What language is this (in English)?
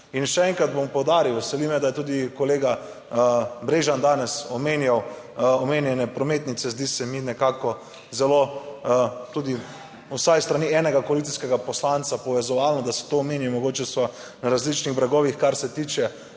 Slovenian